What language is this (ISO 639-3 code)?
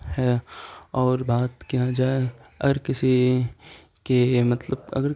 urd